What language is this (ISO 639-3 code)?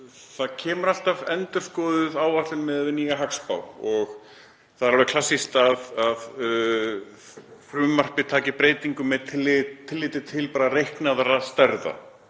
isl